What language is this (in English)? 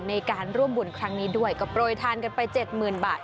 Thai